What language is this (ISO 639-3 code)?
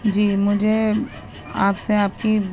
urd